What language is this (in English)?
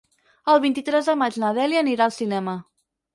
Catalan